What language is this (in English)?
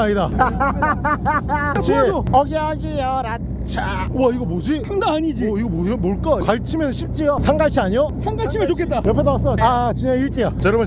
Korean